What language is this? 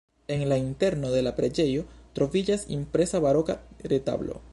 Esperanto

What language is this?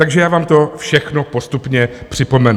Czech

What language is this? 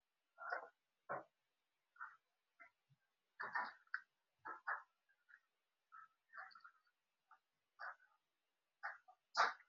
Somali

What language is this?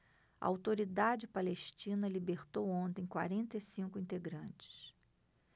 Portuguese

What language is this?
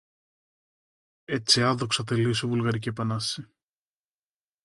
Greek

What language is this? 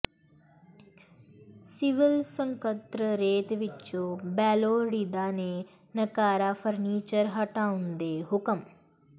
Punjabi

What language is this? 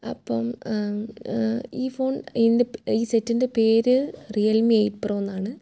Malayalam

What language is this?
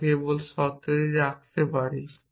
Bangla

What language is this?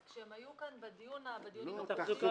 Hebrew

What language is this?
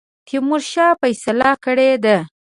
Pashto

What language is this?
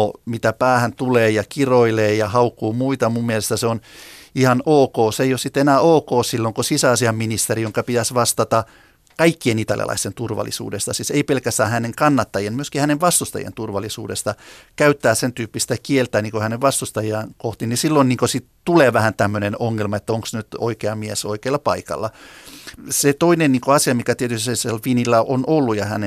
Finnish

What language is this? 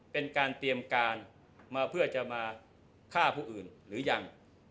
Thai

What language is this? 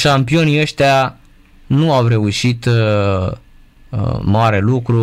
Romanian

